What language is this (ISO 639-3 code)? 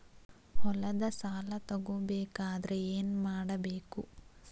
kan